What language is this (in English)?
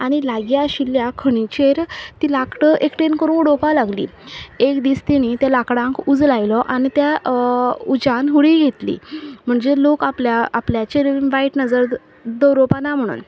Konkani